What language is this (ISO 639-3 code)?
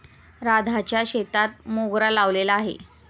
mar